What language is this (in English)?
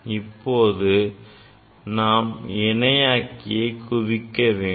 Tamil